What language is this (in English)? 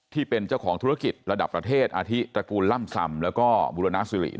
Thai